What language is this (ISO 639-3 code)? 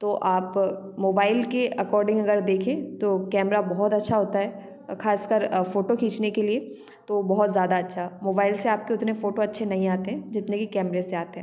hin